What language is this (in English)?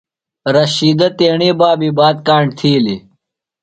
Phalura